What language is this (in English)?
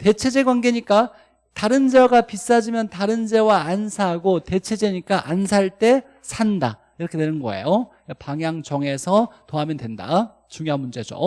Korean